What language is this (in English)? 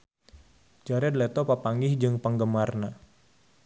Sundanese